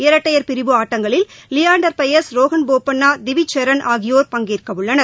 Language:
Tamil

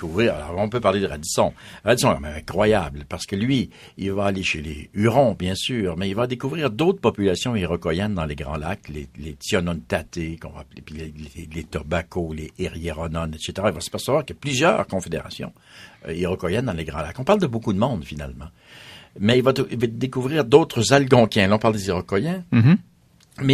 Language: French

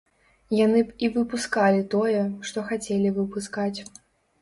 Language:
Belarusian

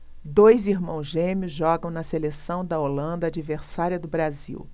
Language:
Portuguese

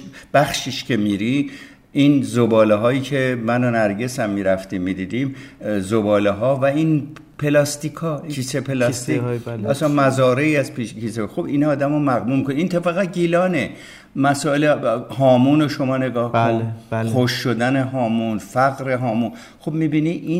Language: Persian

